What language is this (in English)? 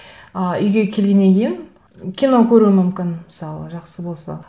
Kazakh